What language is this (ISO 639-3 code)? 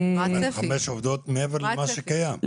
heb